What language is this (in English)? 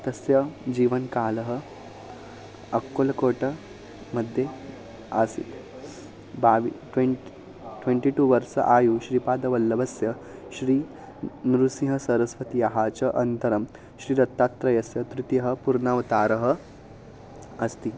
Sanskrit